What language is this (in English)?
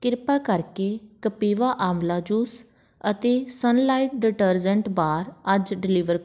Punjabi